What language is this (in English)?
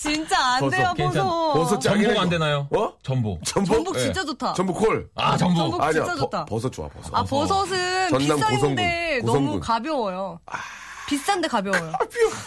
Korean